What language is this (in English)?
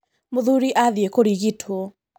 Kikuyu